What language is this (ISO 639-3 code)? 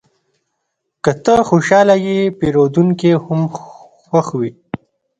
pus